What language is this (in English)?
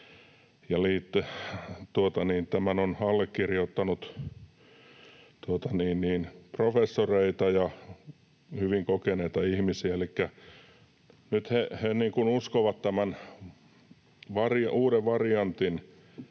Finnish